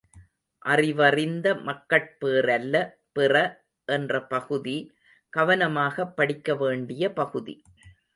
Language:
Tamil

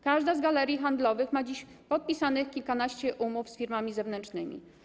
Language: Polish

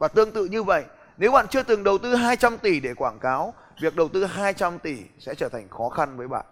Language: Vietnamese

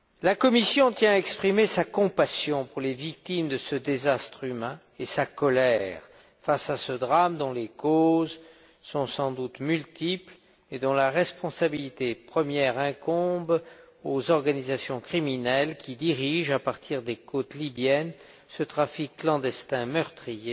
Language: French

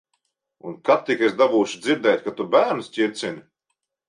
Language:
Latvian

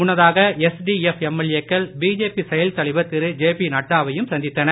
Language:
Tamil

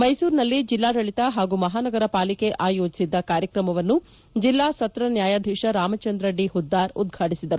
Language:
Kannada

